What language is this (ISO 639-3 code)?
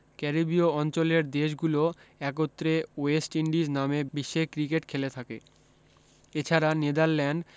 ben